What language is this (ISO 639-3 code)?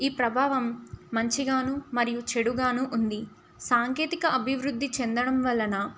tel